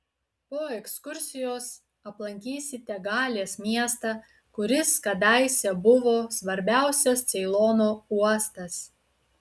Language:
Lithuanian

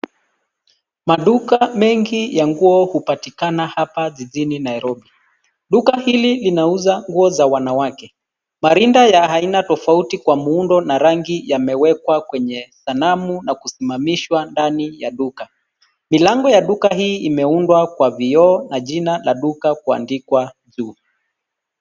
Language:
Swahili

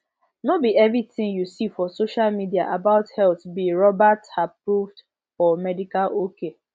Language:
Nigerian Pidgin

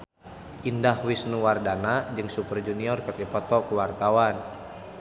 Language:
Sundanese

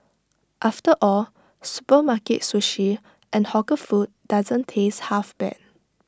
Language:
English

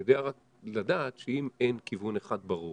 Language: Hebrew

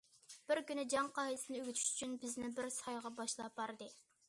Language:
Uyghur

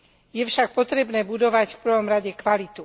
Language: Slovak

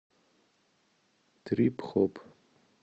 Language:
Russian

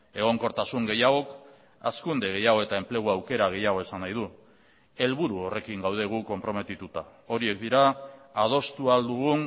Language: Basque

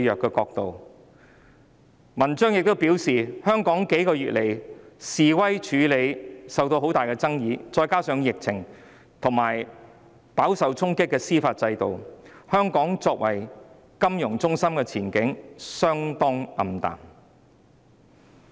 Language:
Cantonese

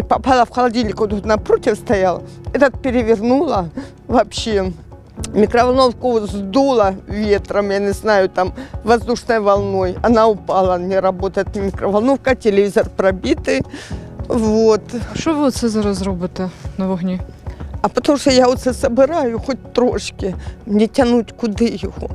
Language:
Ukrainian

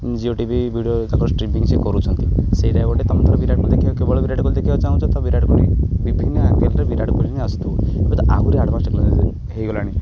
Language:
Odia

